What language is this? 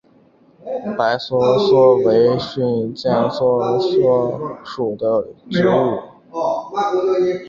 Chinese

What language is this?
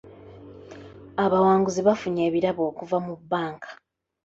Ganda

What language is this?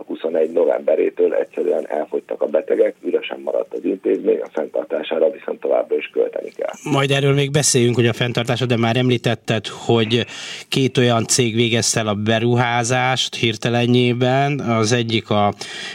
Hungarian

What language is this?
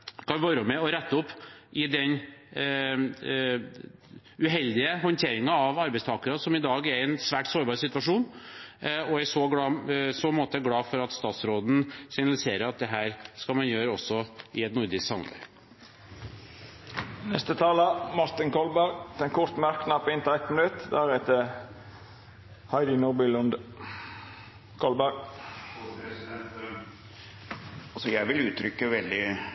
Norwegian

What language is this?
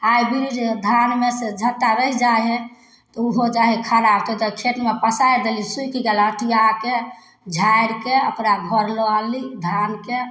Maithili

